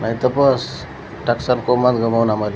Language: Marathi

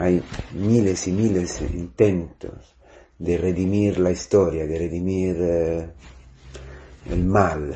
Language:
Spanish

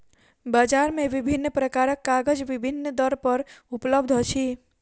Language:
Maithili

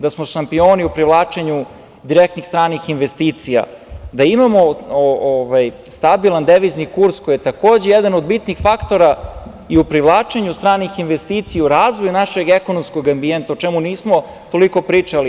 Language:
Serbian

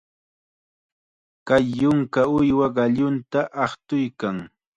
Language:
Chiquián Ancash Quechua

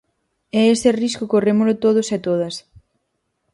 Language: Galician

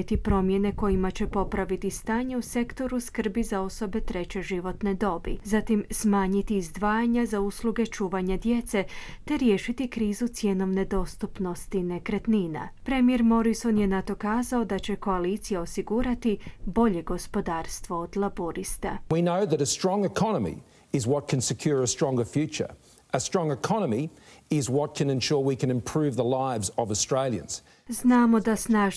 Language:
Croatian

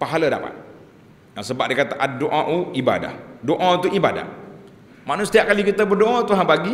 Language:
Malay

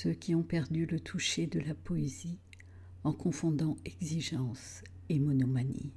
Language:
French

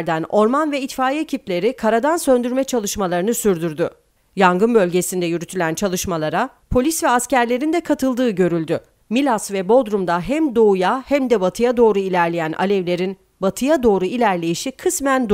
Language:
Turkish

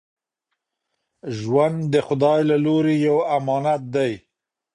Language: Pashto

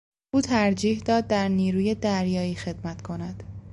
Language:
Persian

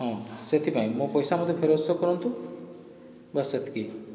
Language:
Odia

